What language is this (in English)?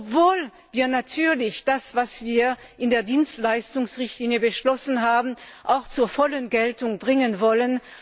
German